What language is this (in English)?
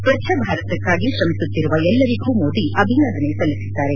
Kannada